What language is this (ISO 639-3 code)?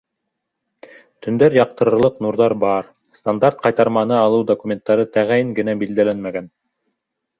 bak